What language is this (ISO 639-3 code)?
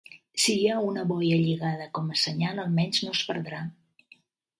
cat